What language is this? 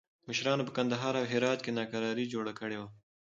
Pashto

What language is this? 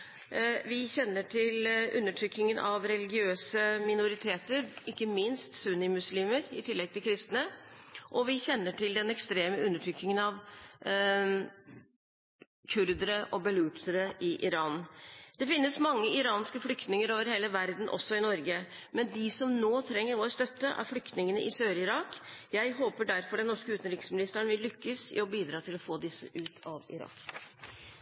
Norwegian Bokmål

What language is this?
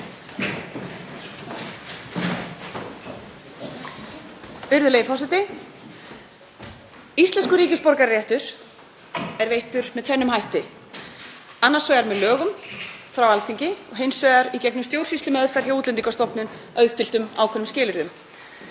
Icelandic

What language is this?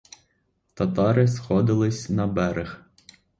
Ukrainian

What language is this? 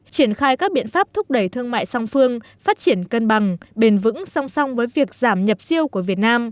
Vietnamese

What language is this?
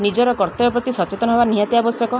Odia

